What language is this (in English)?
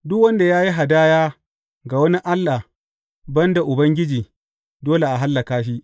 Hausa